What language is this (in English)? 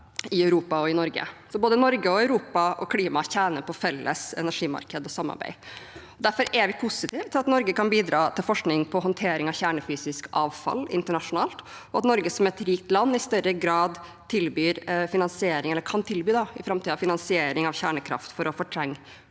Norwegian